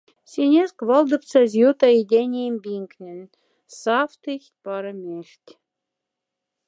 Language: Moksha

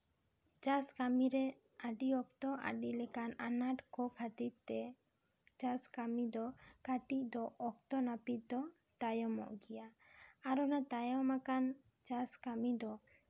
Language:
Santali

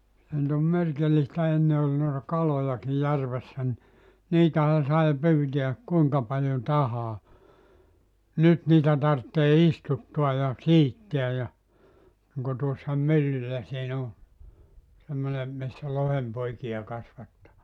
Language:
Finnish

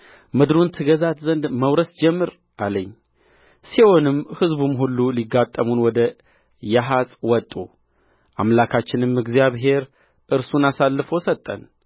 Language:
Amharic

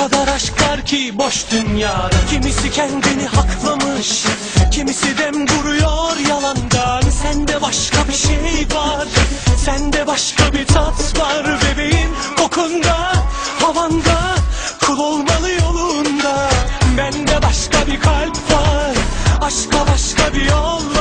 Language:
Turkish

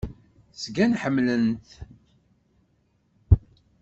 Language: Kabyle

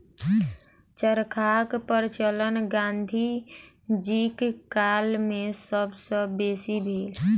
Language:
Maithili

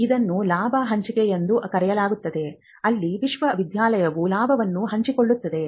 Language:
Kannada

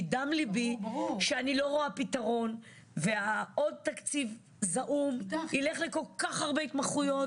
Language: Hebrew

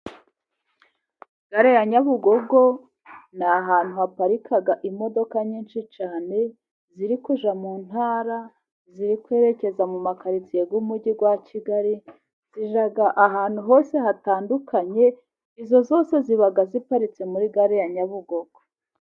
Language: Kinyarwanda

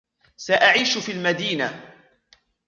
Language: Arabic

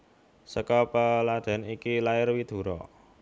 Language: Javanese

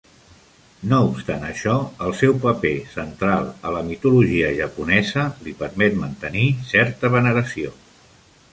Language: Catalan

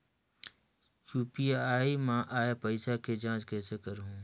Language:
Chhattisgarhi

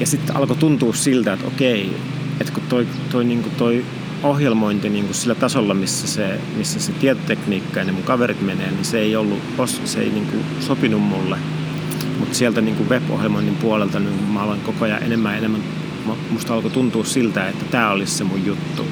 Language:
Finnish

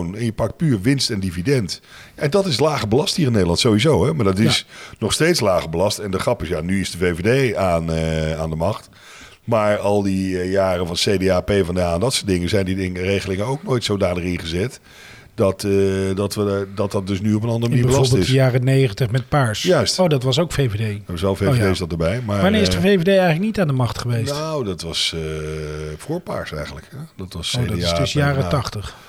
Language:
Dutch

